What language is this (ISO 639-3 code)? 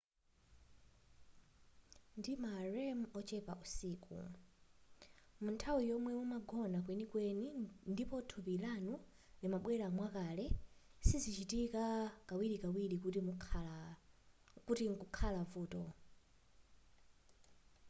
nya